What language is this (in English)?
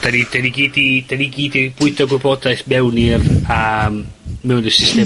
Welsh